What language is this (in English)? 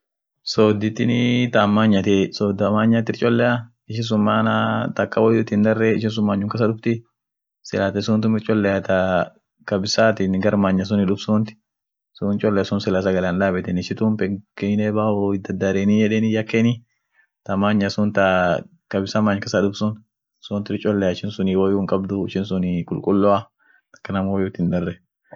Orma